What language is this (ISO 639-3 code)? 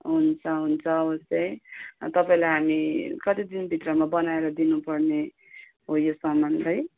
nep